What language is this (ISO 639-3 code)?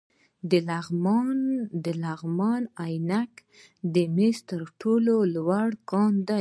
pus